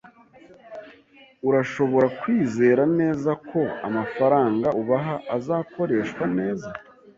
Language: Kinyarwanda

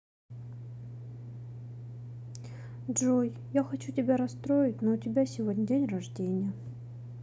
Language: Russian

